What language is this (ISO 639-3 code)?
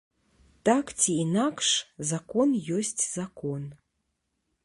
bel